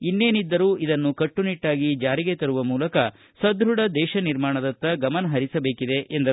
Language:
Kannada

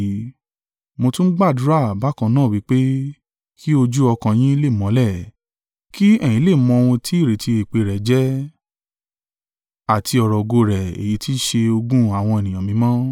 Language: Yoruba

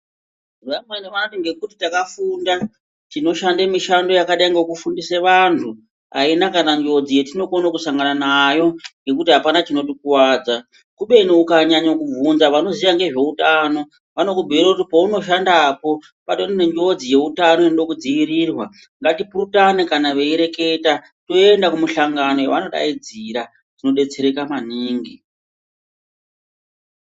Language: Ndau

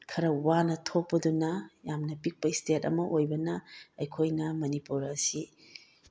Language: Manipuri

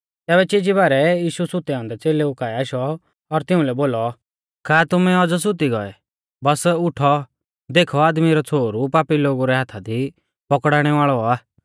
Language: Mahasu Pahari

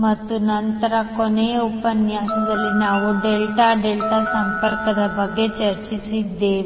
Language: Kannada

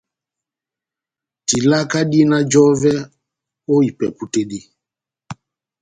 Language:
Batanga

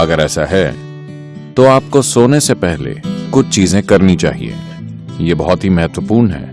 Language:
Hindi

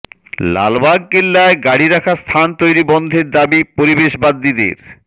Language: Bangla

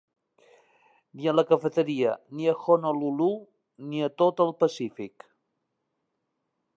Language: Catalan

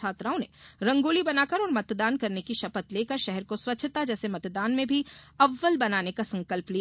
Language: Hindi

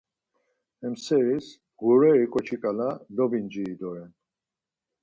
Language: Laz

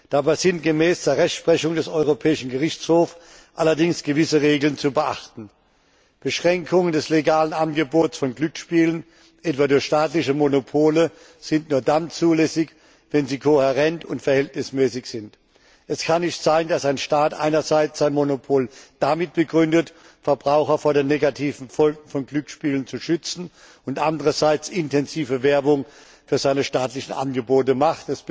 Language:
German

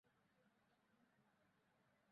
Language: Bangla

